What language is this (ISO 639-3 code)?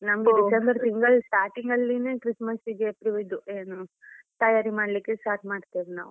kan